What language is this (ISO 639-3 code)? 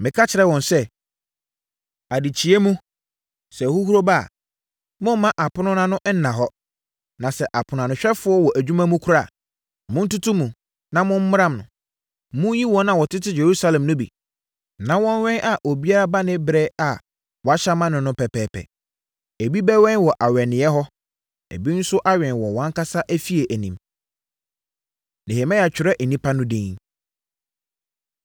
aka